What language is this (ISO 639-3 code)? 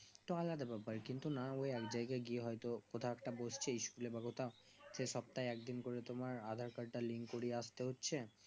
ben